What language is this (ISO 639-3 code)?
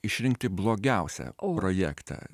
lit